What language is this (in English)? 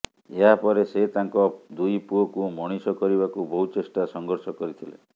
Odia